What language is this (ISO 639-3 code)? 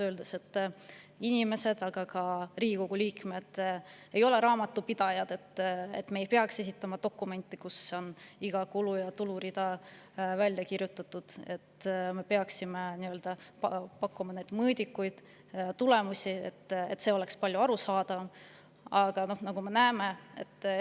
est